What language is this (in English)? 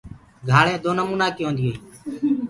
Gurgula